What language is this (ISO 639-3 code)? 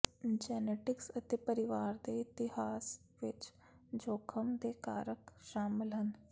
pan